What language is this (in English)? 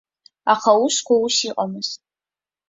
Abkhazian